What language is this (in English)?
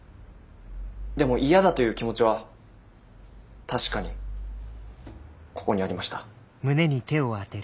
Japanese